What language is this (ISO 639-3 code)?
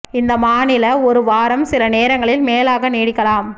tam